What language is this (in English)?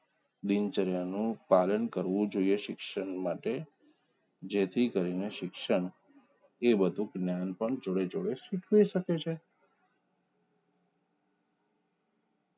Gujarati